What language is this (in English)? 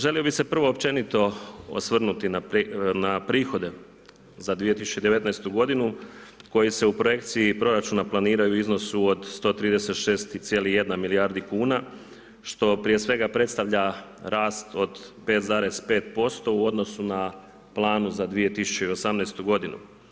Croatian